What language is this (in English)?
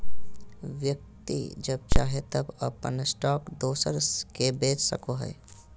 Magahi